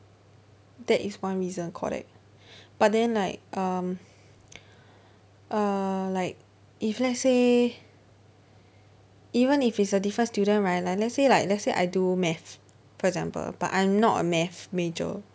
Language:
English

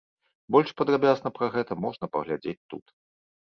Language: Belarusian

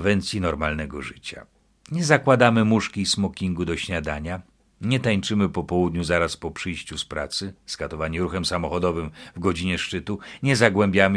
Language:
Polish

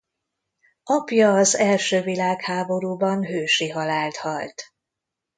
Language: Hungarian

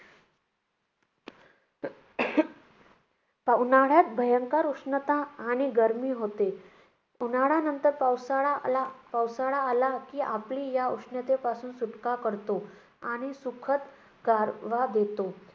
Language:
Marathi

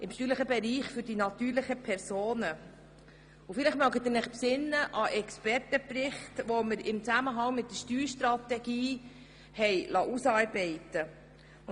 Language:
Swiss German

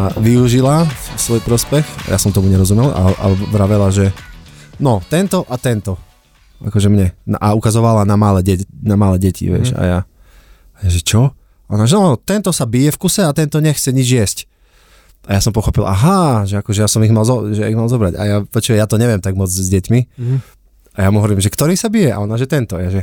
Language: Slovak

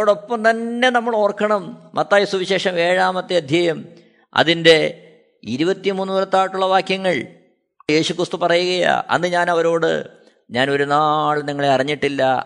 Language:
Malayalam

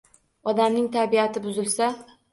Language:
Uzbek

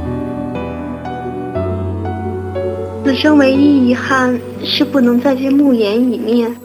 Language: Chinese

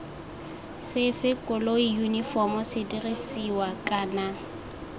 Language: Tswana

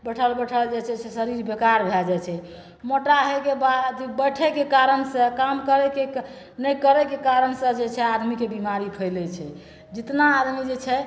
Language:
Maithili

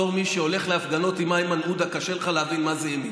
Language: Hebrew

